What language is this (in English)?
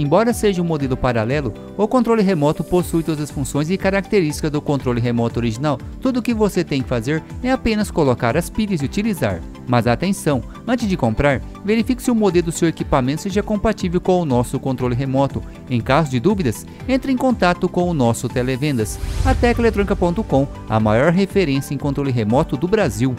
Portuguese